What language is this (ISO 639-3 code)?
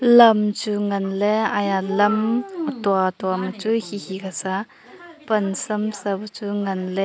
nnp